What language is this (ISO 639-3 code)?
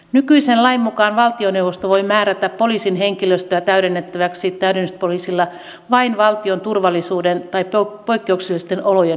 fin